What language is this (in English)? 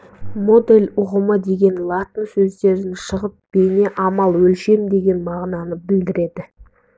Kazakh